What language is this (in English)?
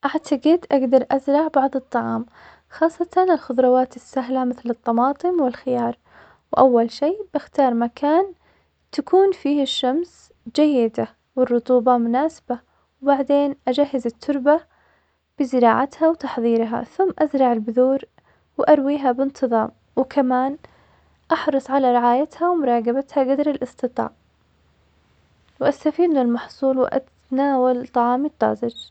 Omani Arabic